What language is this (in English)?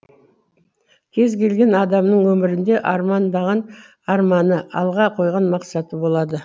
Kazakh